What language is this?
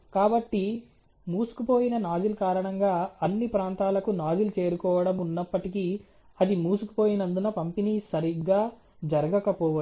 Telugu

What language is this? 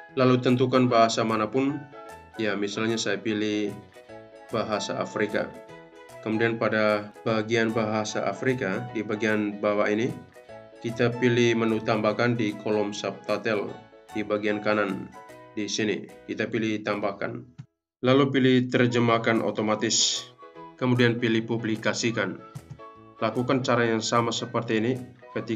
Indonesian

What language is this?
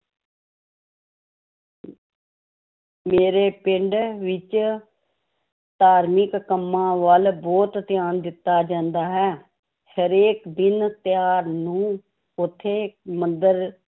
Punjabi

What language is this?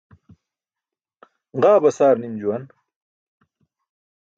Burushaski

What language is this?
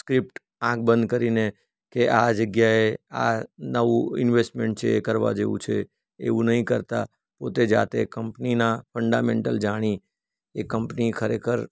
Gujarati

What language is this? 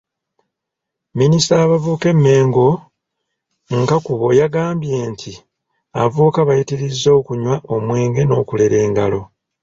Ganda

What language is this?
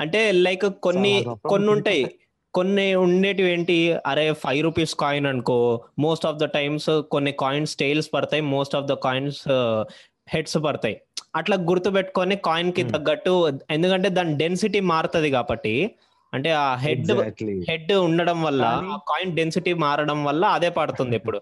Telugu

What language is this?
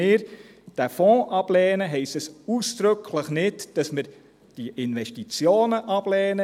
Swiss German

